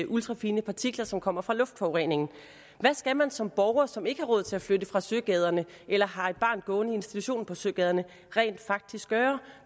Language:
Danish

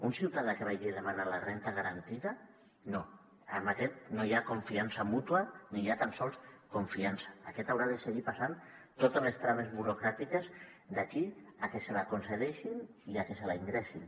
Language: Catalan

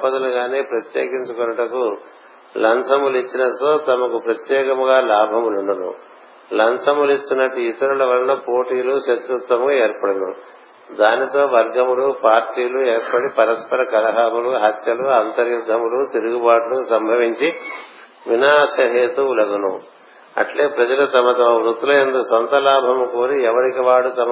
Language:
Telugu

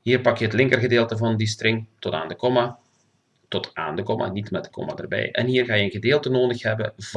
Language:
Dutch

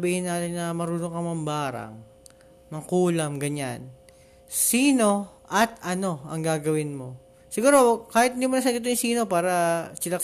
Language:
Filipino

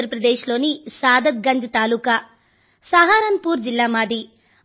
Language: Telugu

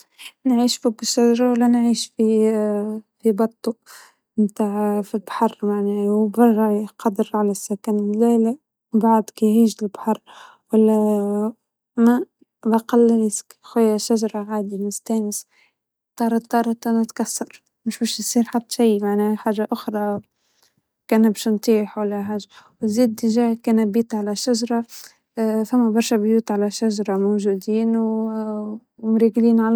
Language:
Tunisian Arabic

